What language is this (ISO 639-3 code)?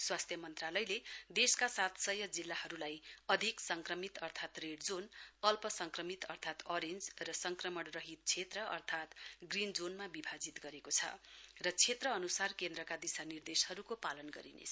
nep